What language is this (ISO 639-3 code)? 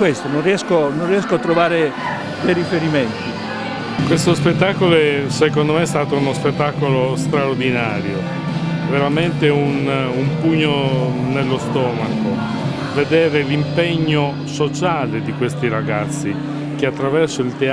ita